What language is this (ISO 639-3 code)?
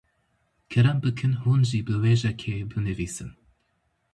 kur